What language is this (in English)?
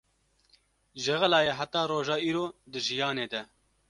Kurdish